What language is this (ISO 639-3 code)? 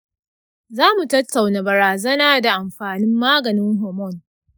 hau